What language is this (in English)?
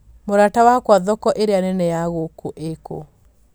Kikuyu